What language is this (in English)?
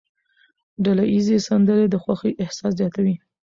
Pashto